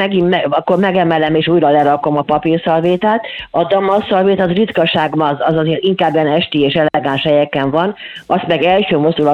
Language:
Hungarian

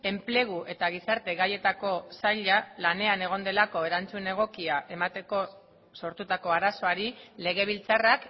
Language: Basque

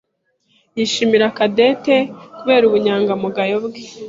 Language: Kinyarwanda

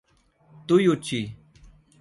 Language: Portuguese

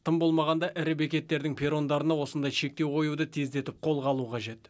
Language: Kazakh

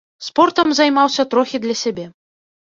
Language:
Belarusian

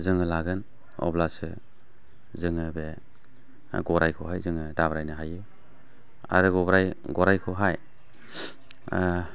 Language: Bodo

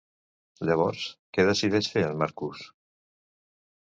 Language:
Catalan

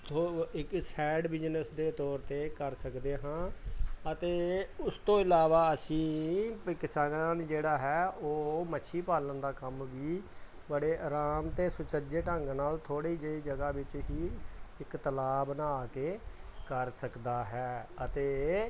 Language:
Punjabi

